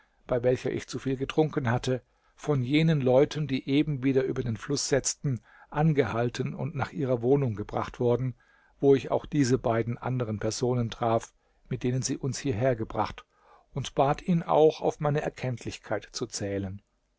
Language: German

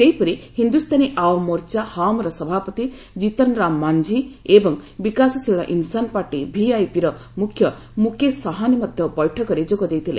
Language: Odia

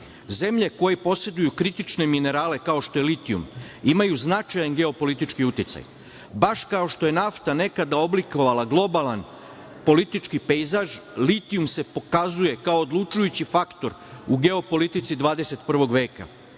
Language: Serbian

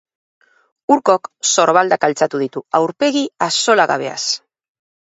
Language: Basque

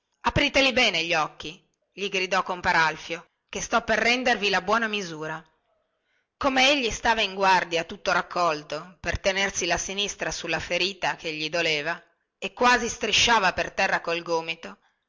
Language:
Italian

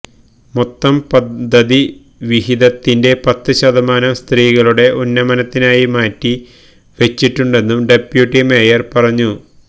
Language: Malayalam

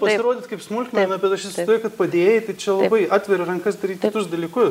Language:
Lithuanian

